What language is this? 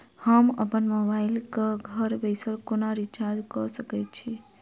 Maithili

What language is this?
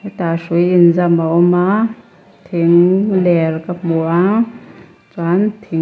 Mizo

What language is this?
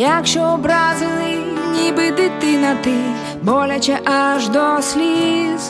Ukrainian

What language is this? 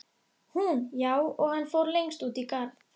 Icelandic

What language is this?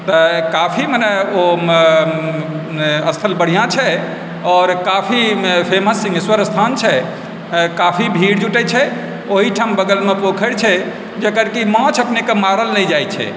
Maithili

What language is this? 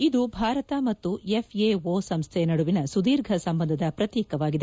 Kannada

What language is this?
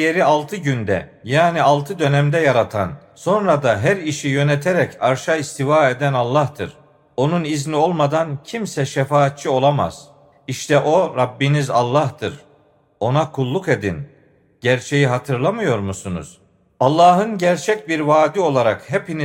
Turkish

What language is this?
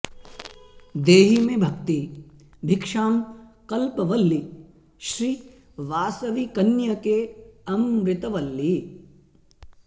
Sanskrit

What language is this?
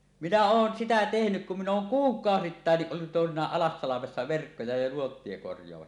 Finnish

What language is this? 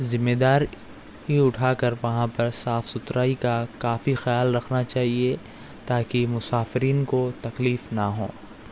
Urdu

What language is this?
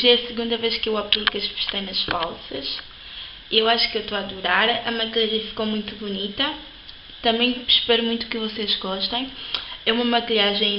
Portuguese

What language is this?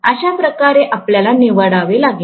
Marathi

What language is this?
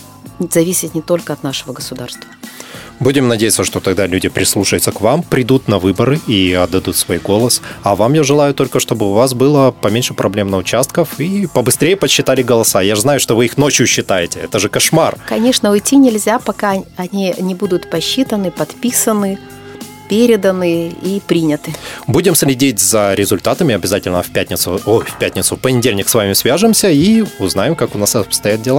Russian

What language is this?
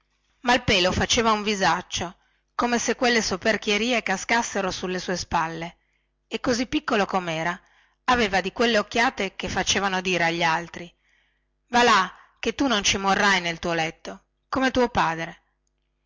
Italian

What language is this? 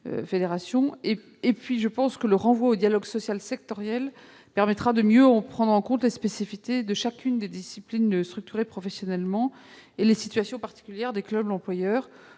French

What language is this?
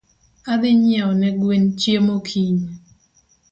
Luo (Kenya and Tanzania)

